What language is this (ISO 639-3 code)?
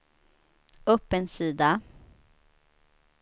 swe